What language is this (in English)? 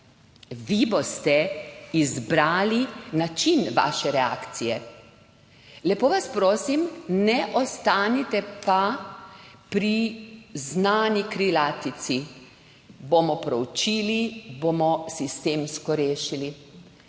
Slovenian